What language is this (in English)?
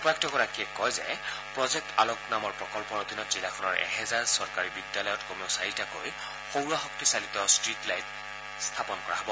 Assamese